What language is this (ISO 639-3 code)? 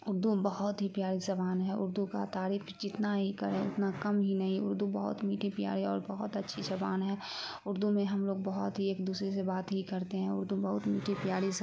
urd